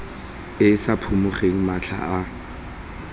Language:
Tswana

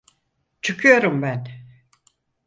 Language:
Turkish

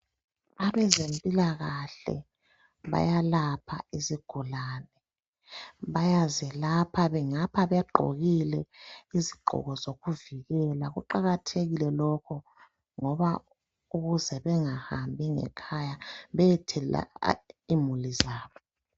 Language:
North Ndebele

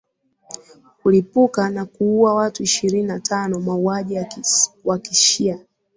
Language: Swahili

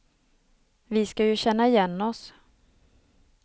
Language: Swedish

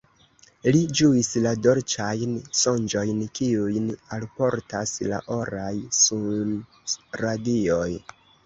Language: Esperanto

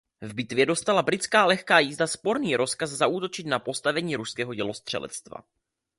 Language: Czech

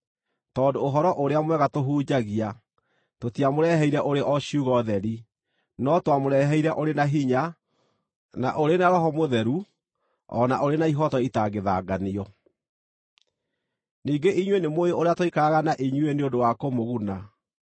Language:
Kikuyu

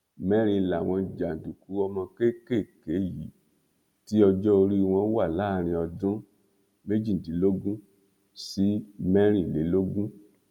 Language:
Yoruba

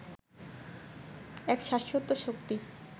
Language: Bangla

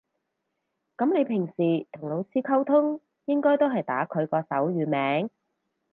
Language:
Cantonese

